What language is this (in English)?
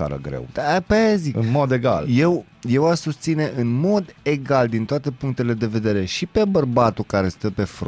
Romanian